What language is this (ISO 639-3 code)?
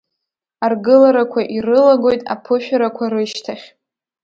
abk